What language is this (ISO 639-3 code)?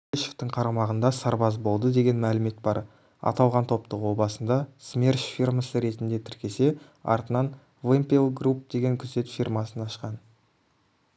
kaz